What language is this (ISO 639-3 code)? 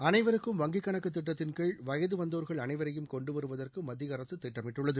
tam